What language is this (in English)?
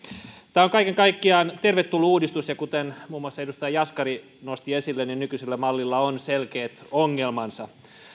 Finnish